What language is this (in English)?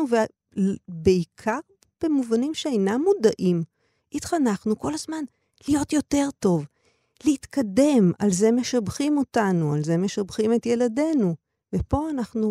Hebrew